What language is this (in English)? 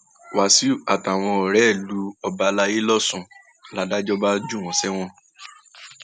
Yoruba